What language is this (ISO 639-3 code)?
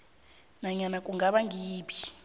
nbl